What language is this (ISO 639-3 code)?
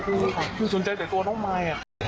tha